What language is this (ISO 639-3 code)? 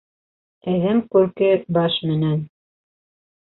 bak